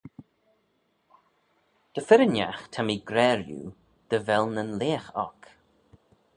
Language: Manx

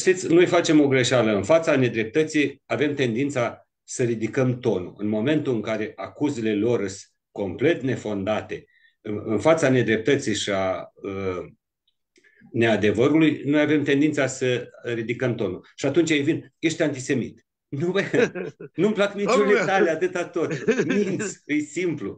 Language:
Romanian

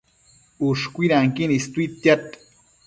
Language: Matsés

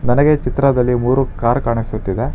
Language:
Kannada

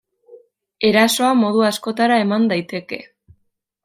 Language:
Basque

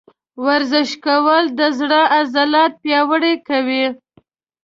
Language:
Pashto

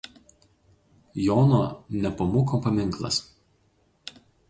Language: Lithuanian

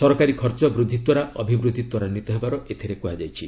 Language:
Odia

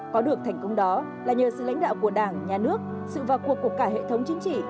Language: Vietnamese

